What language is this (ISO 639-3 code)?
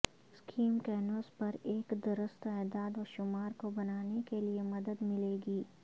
urd